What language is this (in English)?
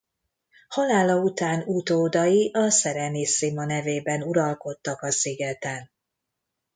Hungarian